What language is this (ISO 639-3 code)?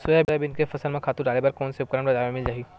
hne